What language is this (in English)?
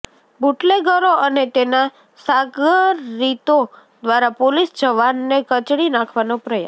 Gujarati